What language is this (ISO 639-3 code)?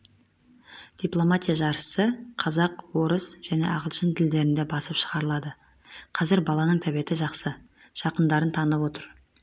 kaz